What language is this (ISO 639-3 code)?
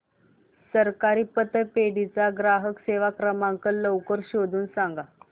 mar